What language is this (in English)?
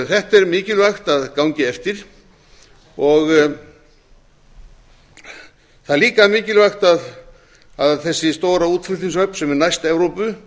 Icelandic